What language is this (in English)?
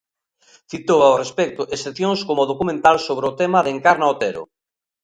Galician